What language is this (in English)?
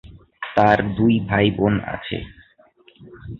Bangla